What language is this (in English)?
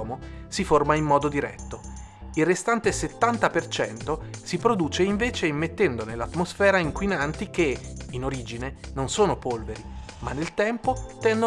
Italian